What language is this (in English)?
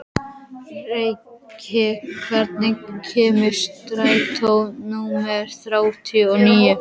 Icelandic